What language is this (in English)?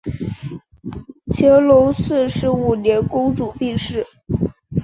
Chinese